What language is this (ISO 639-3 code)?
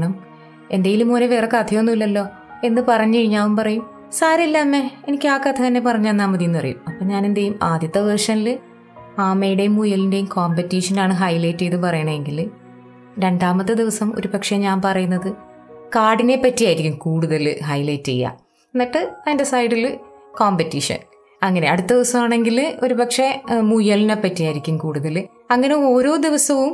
mal